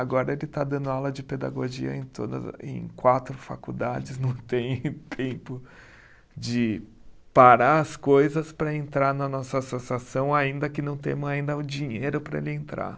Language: Portuguese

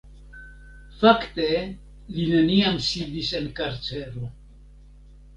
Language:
Esperanto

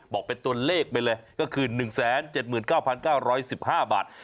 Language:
Thai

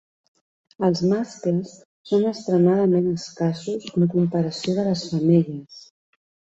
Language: Catalan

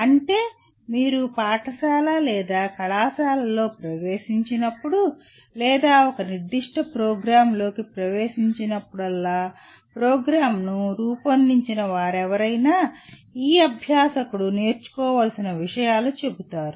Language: Telugu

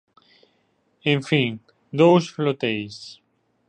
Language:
Galician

